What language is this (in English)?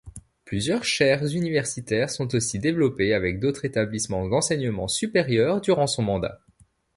French